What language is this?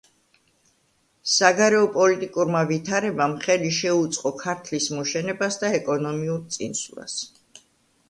Georgian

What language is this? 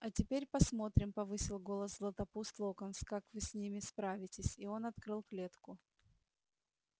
Russian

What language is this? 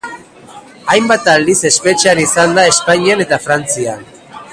Basque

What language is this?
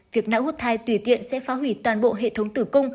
Vietnamese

